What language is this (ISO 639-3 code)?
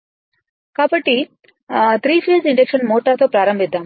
tel